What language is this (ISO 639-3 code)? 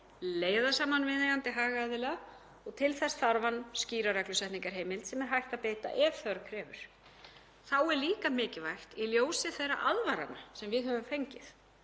isl